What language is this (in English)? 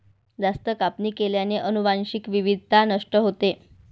Marathi